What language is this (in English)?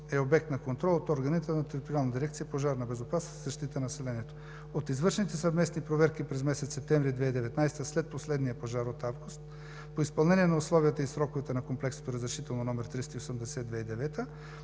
Bulgarian